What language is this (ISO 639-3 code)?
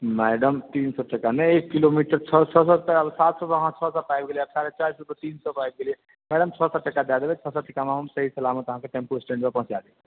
mai